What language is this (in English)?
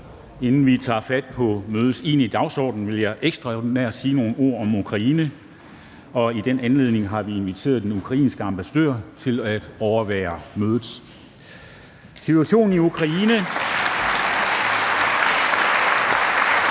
Danish